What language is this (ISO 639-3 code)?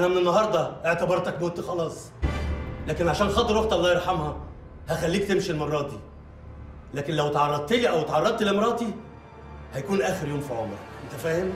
ara